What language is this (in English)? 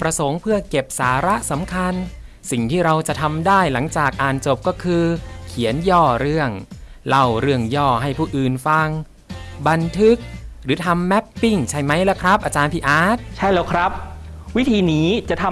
Thai